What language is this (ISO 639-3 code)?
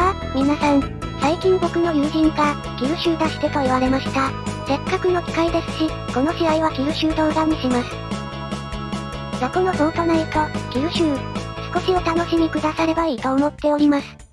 jpn